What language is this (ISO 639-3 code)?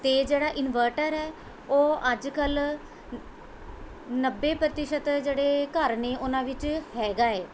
pan